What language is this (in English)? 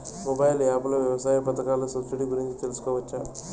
Telugu